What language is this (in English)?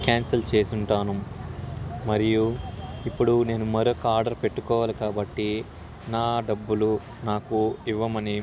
Telugu